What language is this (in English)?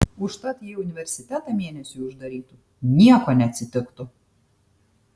Lithuanian